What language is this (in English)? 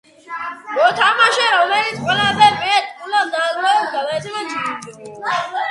Georgian